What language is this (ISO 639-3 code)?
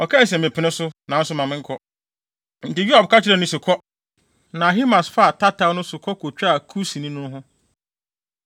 aka